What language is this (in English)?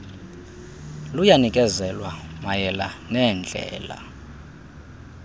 Xhosa